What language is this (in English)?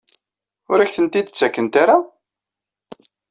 Kabyle